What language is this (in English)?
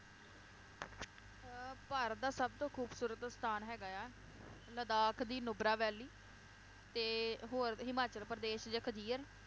Punjabi